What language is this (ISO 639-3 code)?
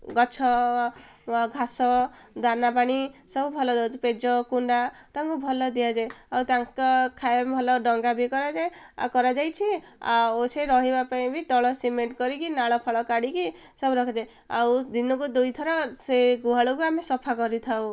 ori